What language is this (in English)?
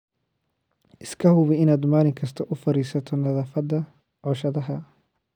Somali